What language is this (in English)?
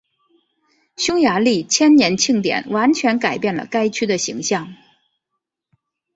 Chinese